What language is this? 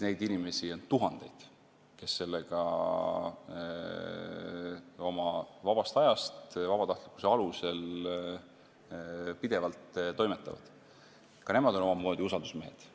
Estonian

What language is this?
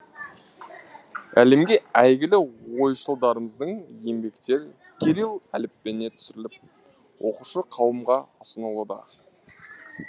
Kazakh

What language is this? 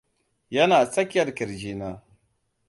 Hausa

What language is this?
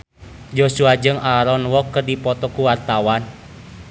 Sundanese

